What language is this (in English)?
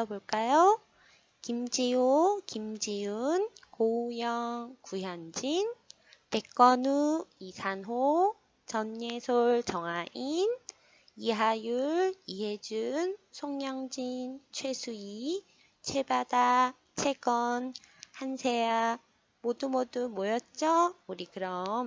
Korean